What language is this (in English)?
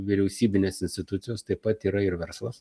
Lithuanian